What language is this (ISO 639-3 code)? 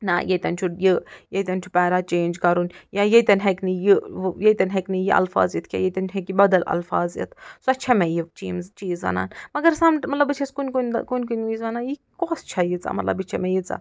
kas